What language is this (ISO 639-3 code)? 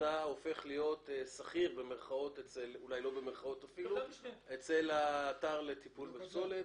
heb